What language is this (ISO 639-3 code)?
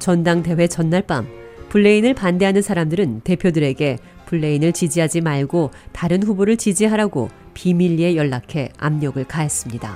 kor